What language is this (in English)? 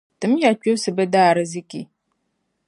Dagbani